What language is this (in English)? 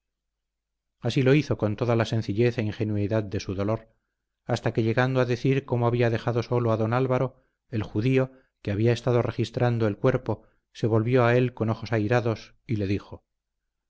Spanish